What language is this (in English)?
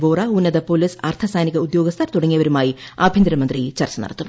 Malayalam